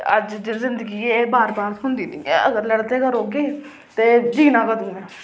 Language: Dogri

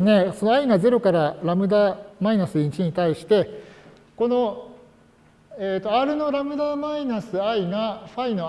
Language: Japanese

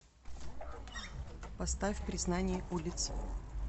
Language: Russian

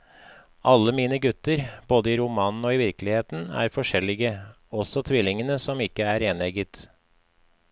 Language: Norwegian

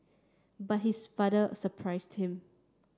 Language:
English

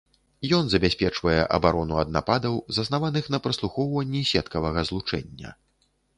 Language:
Belarusian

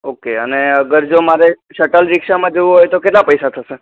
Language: Gujarati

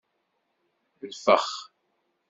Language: Kabyle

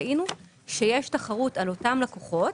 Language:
Hebrew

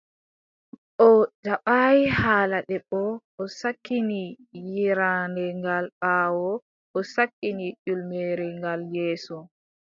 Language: Adamawa Fulfulde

